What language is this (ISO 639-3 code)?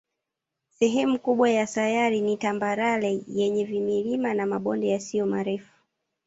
swa